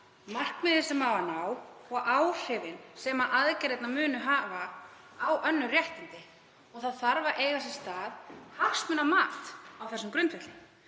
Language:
Icelandic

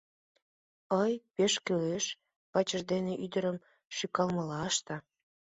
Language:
Mari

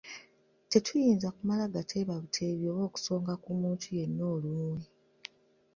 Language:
Ganda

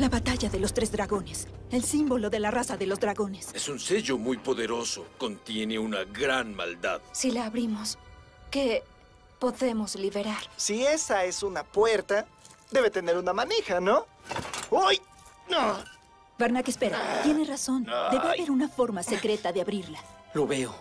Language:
Spanish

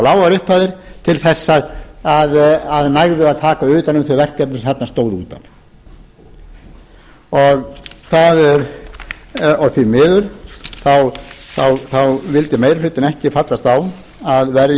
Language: Icelandic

